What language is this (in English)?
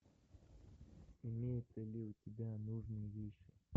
Russian